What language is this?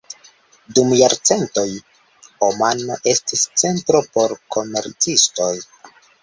Esperanto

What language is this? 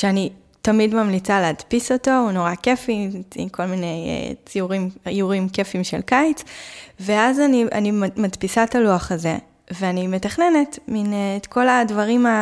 Hebrew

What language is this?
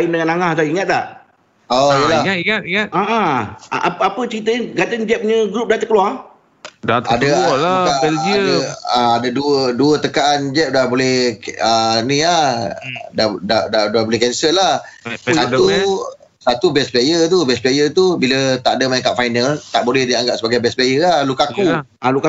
Malay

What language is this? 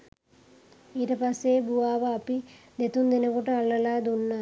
Sinhala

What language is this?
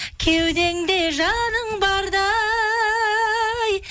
Kazakh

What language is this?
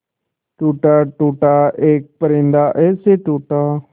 Hindi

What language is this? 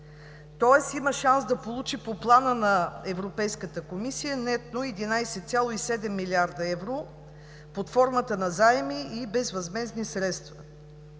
Bulgarian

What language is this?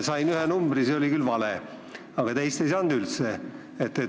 Estonian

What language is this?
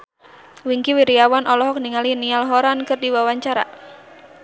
Sundanese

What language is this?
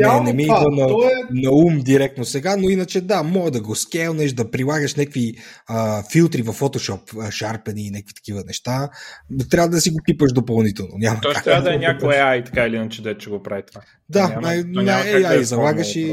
Bulgarian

